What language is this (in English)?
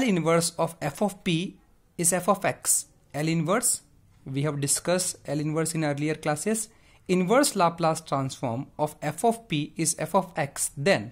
English